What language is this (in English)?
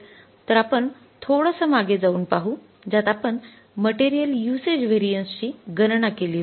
Marathi